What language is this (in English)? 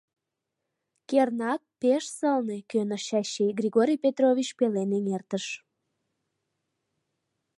Mari